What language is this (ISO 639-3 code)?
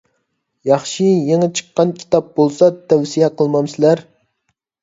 uig